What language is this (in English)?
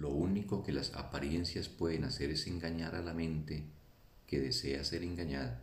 Spanish